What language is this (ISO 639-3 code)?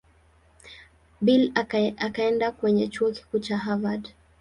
swa